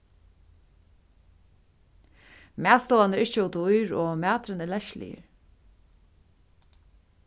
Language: Faroese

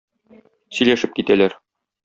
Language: Tatar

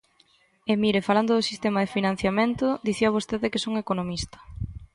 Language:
Galician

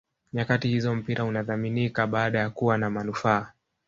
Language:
Swahili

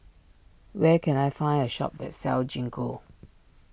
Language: English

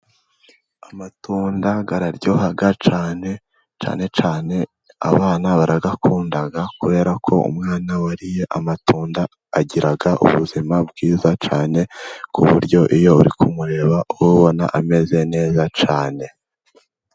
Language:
Kinyarwanda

